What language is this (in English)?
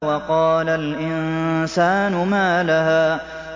Arabic